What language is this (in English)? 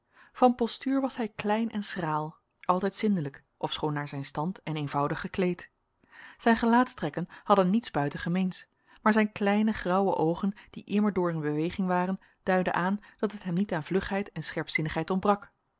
Dutch